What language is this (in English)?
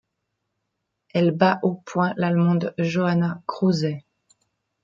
French